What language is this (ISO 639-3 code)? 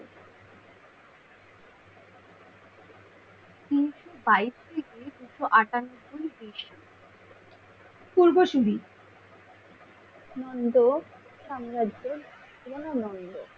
ben